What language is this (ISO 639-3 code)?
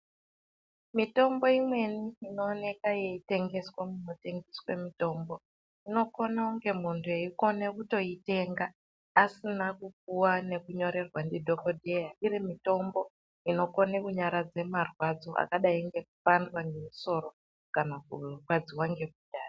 ndc